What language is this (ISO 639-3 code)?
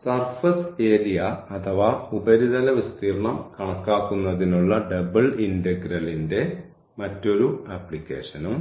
mal